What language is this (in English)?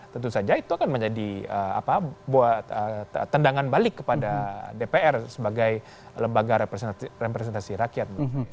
Indonesian